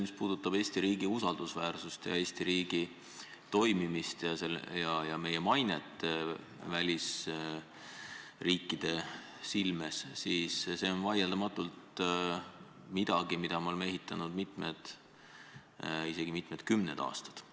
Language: Estonian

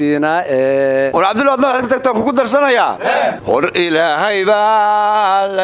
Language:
Arabic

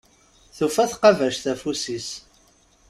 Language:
Kabyle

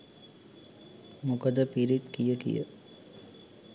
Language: Sinhala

